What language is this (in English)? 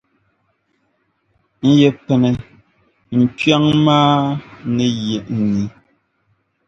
Dagbani